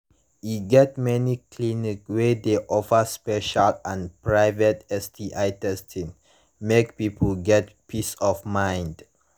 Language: Nigerian Pidgin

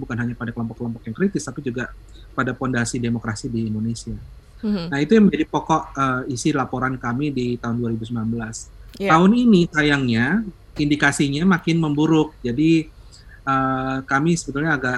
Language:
Indonesian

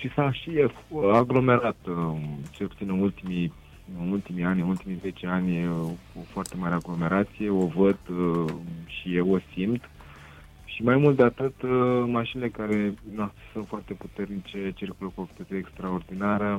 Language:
Romanian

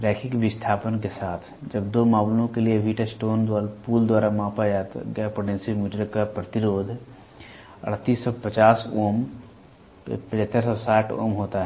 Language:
Hindi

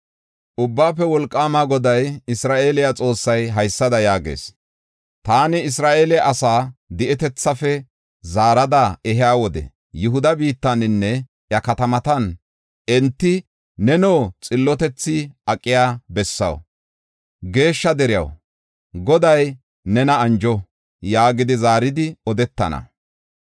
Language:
Gofa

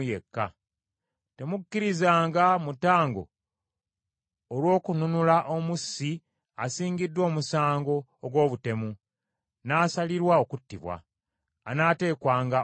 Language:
Ganda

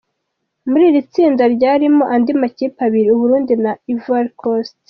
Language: Kinyarwanda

